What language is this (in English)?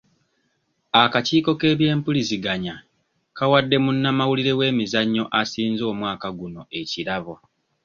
Ganda